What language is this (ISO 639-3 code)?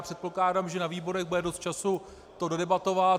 ces